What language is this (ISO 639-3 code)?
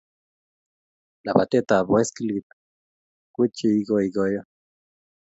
kln